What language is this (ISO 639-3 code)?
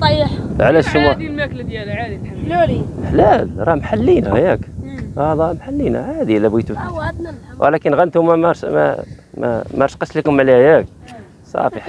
ara